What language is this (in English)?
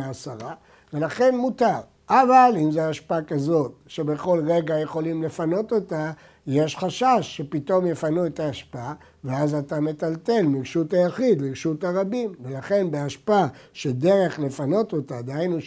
Hebrew